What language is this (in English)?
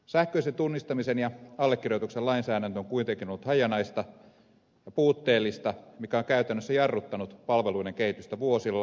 Finnish